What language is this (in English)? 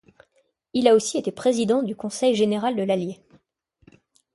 French